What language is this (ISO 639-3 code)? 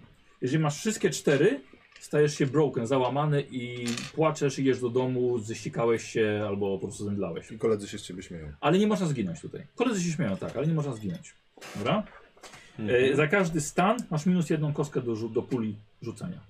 pol